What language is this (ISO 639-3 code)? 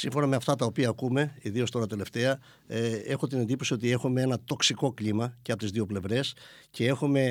ell